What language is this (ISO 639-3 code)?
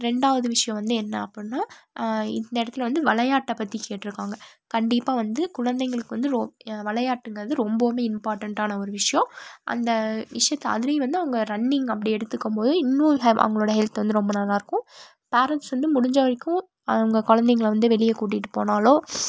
tam